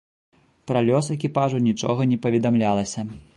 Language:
Belarusian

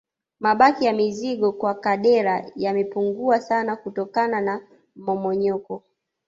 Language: Swahili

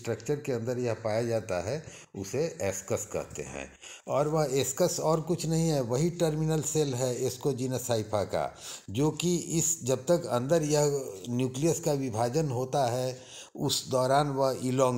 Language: Hindi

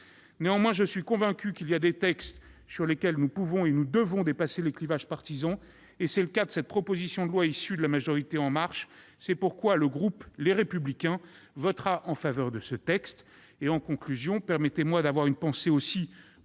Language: French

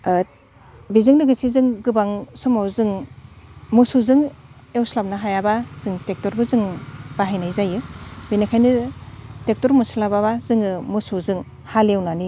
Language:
Bodo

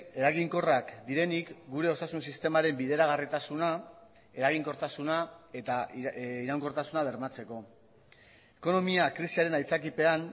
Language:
Basque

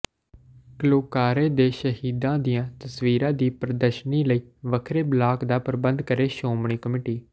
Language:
Punjabi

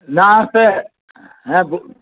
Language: Bangla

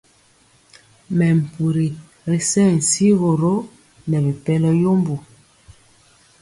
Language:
Mpiemo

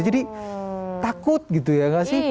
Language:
Indonesian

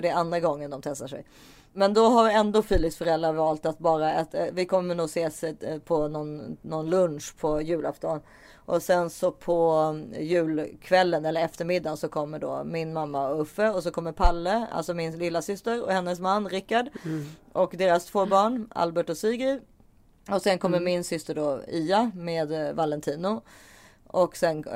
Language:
Swedish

